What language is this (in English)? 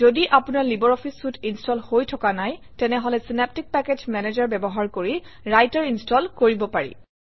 Assamese